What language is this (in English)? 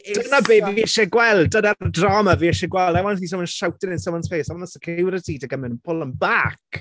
Welsh